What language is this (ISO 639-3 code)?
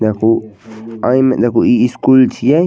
mai